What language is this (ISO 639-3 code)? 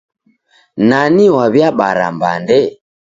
dav